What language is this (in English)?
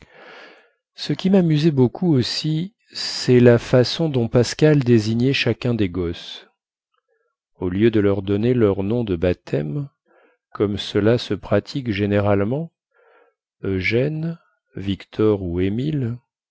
French